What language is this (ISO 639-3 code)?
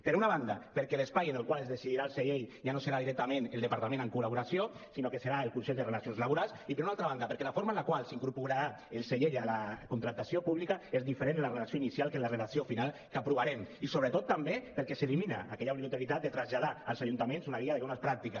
cat